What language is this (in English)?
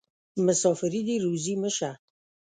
Pashto